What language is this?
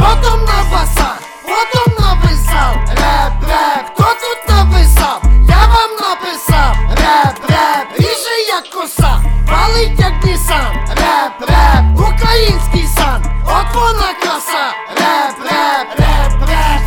Ukrainian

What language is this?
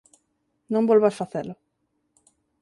Galician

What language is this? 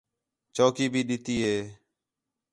Khetrani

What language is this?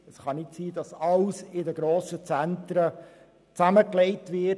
Swiss German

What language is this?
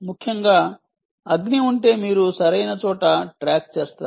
Telugu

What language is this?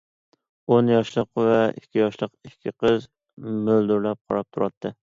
Uyghur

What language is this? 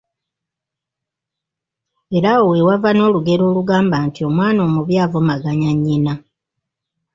Ganda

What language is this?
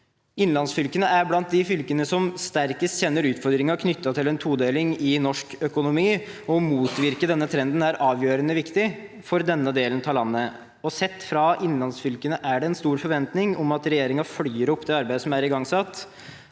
Norwegian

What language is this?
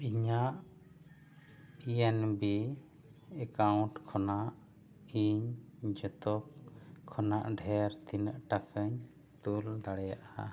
Santali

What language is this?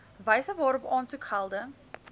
Afrikaans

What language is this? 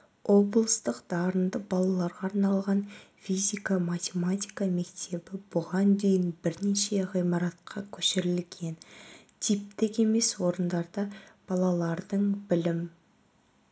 Kazakh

